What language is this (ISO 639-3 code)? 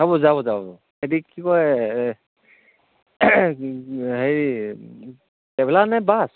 asm